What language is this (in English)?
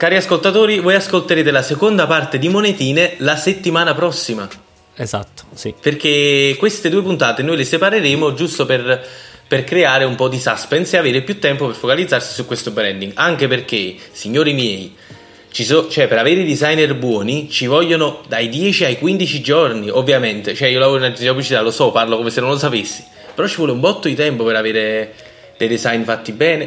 Italian